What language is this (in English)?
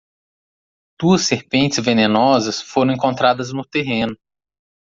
Portuguese